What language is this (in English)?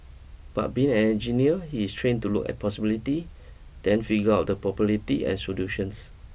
English